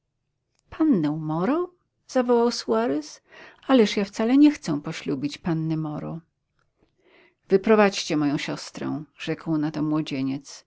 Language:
Polish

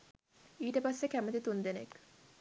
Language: Sinhala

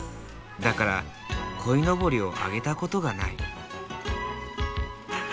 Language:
Japanese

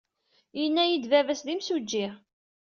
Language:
Kabyle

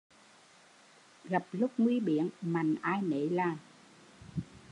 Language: Vietnamese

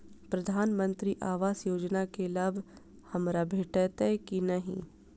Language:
Maithili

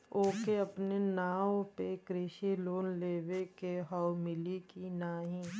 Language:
Bhojpuri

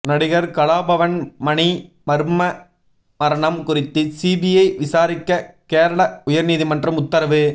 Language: Tamil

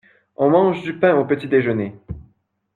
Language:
French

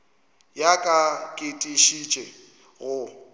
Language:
Northern Sotho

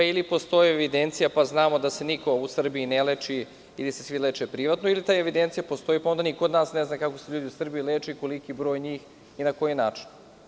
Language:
Serbian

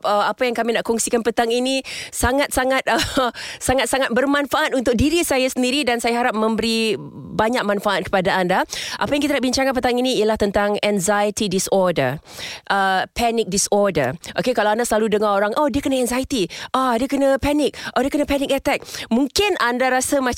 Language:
Malay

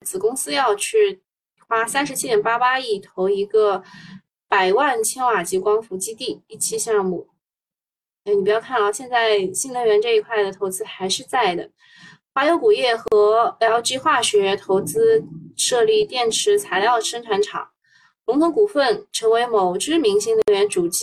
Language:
Chinese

